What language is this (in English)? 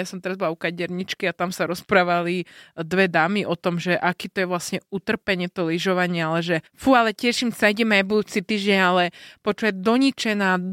Slovak